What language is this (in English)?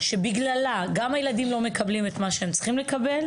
Hebrew